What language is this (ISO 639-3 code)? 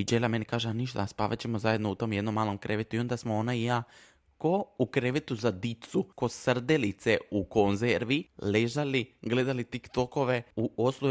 hrv